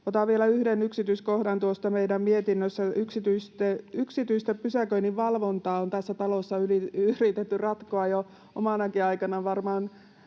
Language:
Finnish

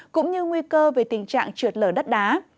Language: Vietnamese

